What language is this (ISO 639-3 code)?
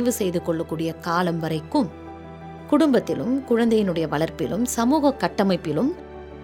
tam